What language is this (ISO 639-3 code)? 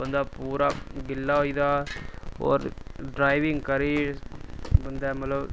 doi